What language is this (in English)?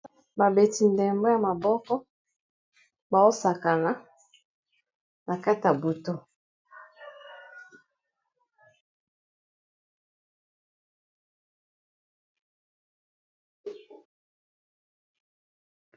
Lingala